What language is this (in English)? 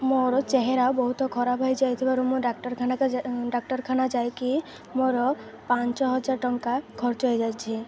Odia